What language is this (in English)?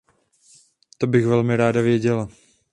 Czech